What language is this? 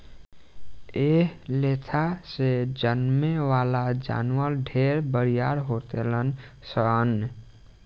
Bhojpuri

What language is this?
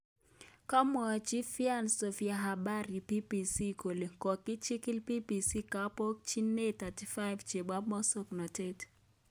Kalenjin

